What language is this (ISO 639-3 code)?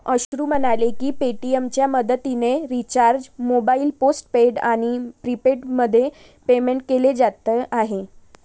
mar